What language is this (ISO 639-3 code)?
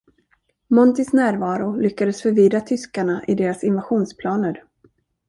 swe